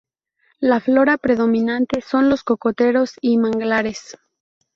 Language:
Spanish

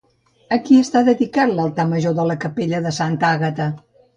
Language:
Catalan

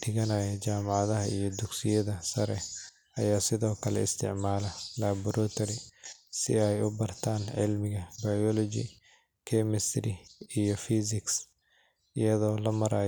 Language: Somali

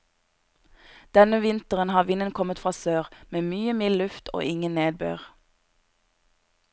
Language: Norwegian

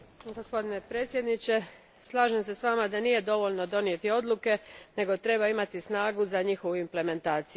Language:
Croatian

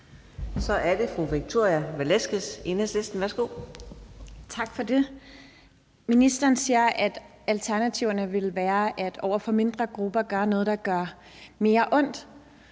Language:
Danish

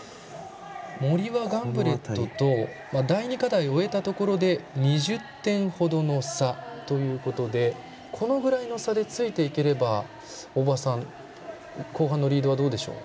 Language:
Japanese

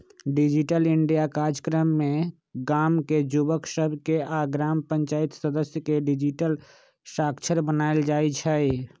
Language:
Magahi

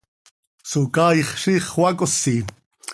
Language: Seri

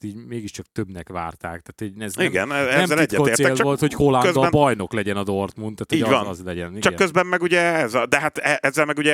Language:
Hungarian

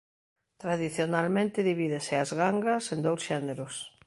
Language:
Galician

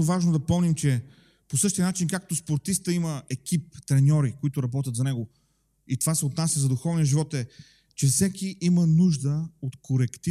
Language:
Bulgarian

